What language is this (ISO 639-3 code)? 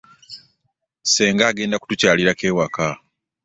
lug